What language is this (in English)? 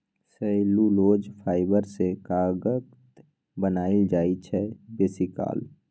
Maithili